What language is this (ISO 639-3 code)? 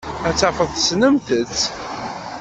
kab